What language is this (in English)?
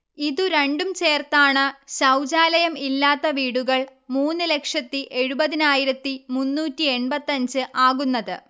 Malayalam